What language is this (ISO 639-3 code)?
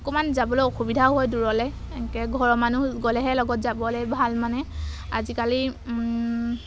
asm